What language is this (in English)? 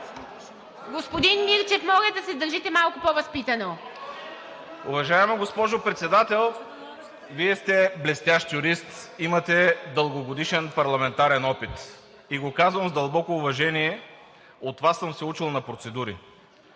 Bulgarian